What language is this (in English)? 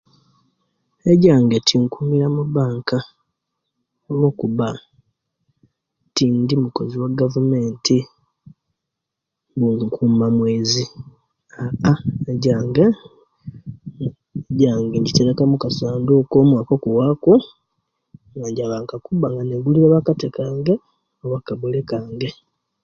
Kenyi